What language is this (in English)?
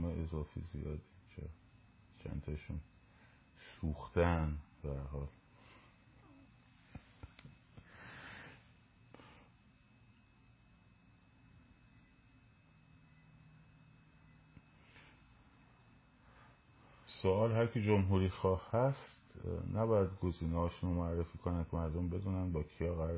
Persian